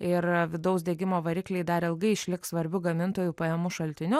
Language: Lithuanian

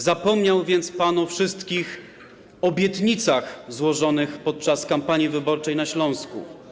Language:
Polish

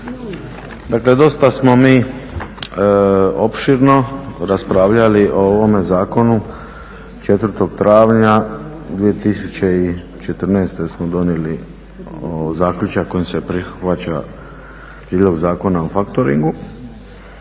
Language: Croatian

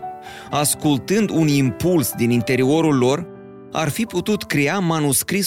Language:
Romanian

